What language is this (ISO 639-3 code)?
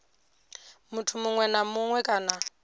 ven